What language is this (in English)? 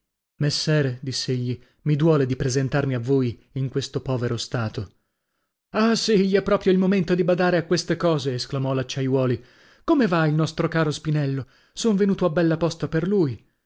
Italian